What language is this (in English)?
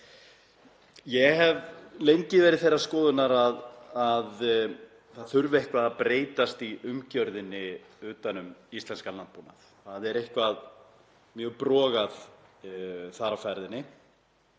Icelandic